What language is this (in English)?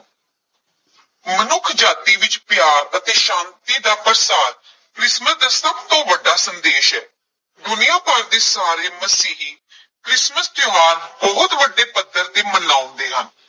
Punjabi